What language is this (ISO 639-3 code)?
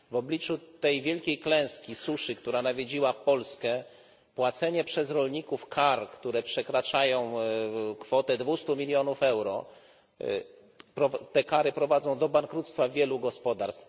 pol